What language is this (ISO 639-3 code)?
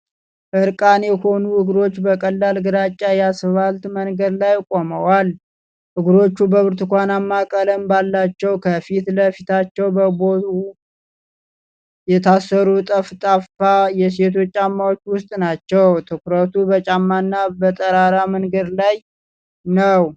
amh